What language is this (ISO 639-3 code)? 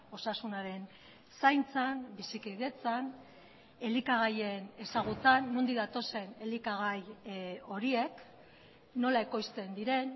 eus